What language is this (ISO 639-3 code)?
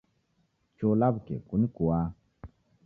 dav